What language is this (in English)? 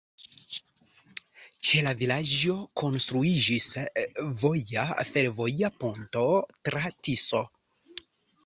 Esperanto